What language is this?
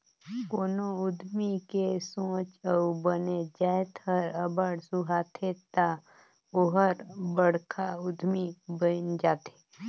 Chhattisgarhi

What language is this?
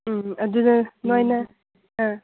Manipuri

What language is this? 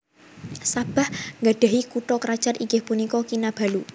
Javanese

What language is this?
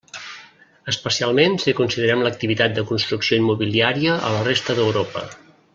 Catalan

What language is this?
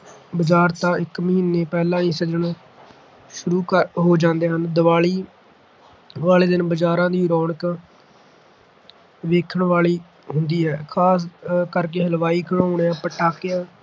Punjabi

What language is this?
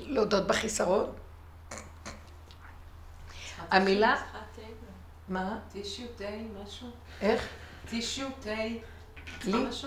Hebrew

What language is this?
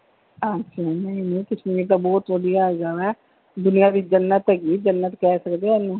Punjabi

